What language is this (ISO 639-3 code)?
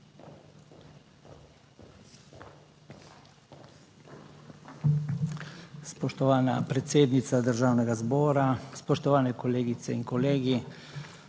slv